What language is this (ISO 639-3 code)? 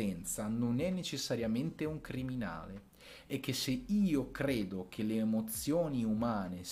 ita